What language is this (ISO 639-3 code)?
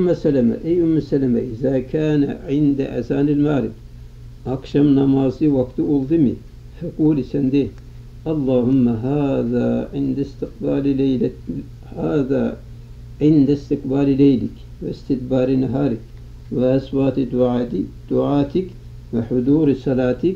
tur